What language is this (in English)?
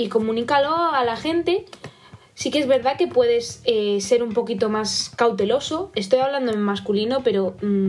Spanish